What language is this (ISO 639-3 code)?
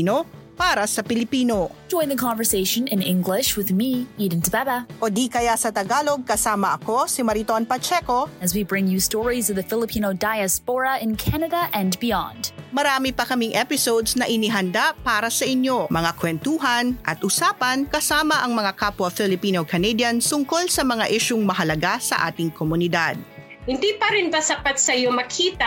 fil